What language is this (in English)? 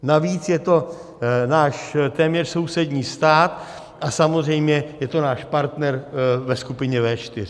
Czech